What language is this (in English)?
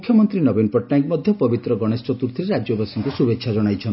Odia